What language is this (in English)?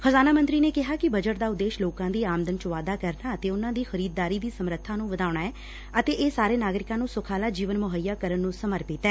Punjabi